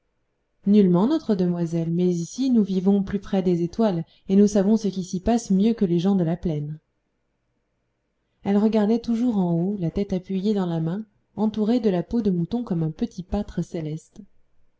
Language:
French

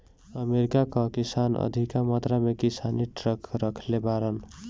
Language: Bhojpuri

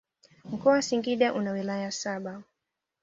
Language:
Swahili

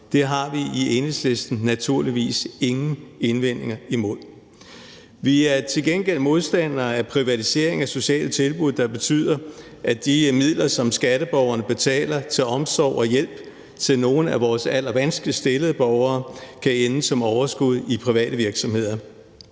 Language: Danish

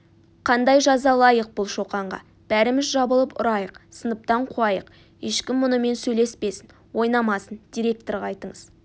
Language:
Kazakh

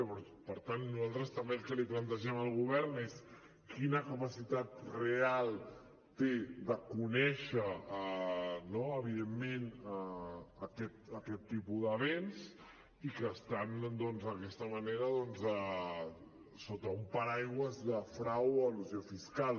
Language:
Catalan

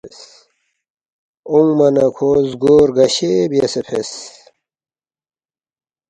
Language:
Balti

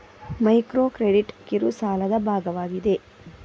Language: Kannada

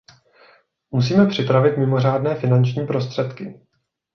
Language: Czech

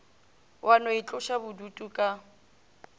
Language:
Northern Sotho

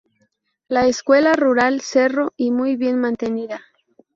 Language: Spanish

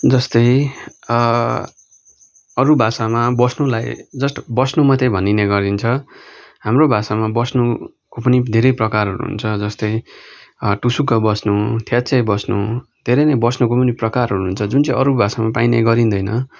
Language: Nepali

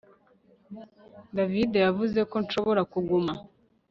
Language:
Kinyarwanda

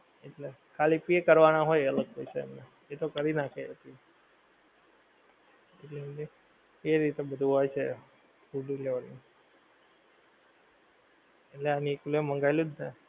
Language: Gujarati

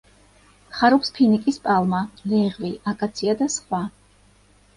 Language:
Georgian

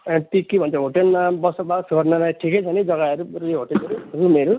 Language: Nepali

